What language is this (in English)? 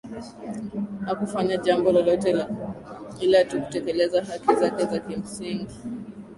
Swahili